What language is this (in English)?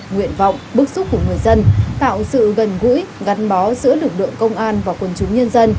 Vietnamese